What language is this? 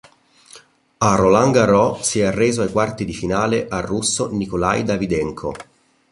Italian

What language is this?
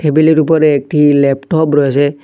Bangla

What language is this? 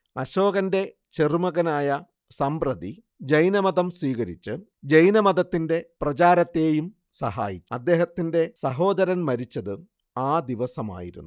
Malayalam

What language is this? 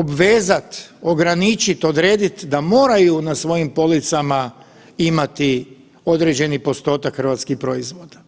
Croatian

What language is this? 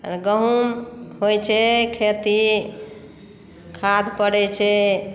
Maithili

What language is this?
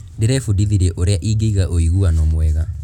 Kikuyu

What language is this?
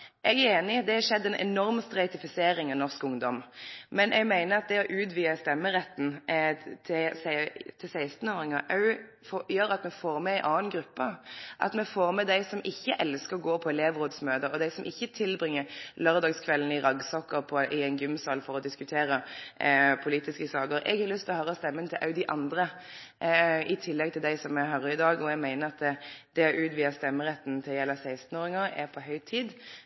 Norwegian Nynorsk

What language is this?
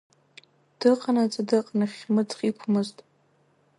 Abkhazian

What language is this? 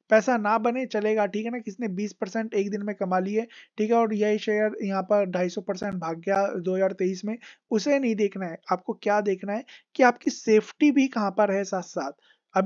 Hindi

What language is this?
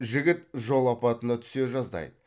Kazakh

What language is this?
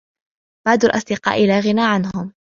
Arabic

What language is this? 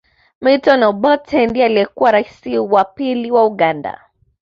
Swahili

